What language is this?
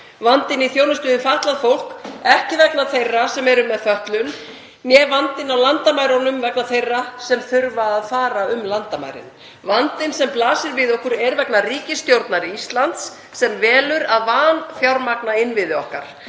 Icelandic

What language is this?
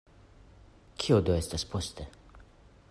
Esperanto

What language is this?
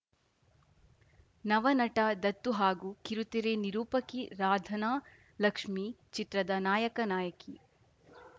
Kannada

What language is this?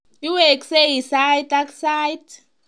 Kalenjin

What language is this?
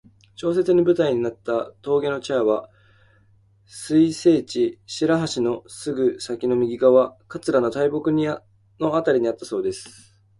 Japanese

